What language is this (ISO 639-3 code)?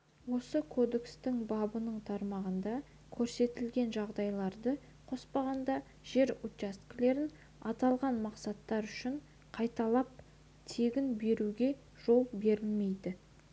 kaz